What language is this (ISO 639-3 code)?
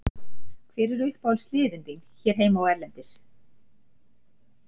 isl